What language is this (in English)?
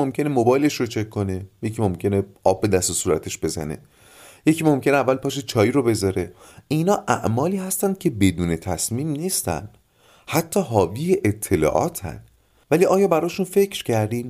Persian